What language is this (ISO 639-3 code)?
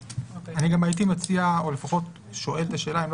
heb